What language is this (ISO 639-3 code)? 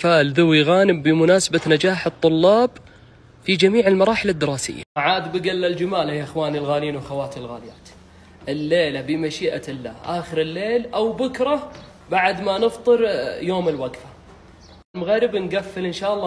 ara